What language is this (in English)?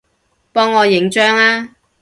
Cantonese